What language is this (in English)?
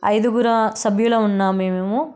Telugu